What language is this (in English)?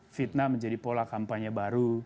Indonesian